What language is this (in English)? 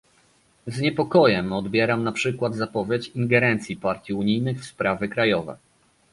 Polish